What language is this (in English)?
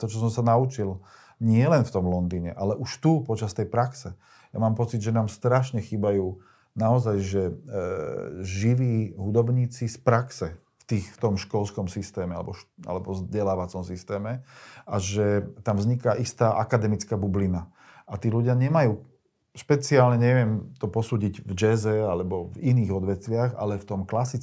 Slovak